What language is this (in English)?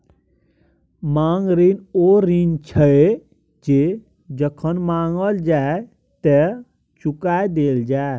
Maithili